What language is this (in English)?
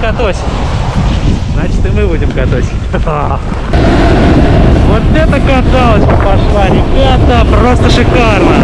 Russian